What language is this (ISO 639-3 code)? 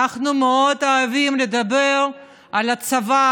heb